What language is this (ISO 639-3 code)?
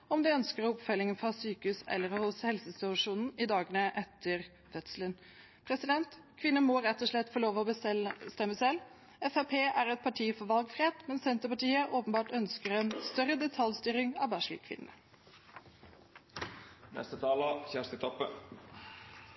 nob